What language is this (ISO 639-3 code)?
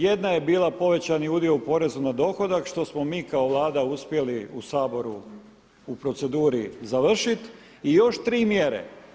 hrv